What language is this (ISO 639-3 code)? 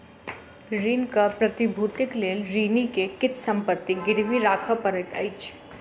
mai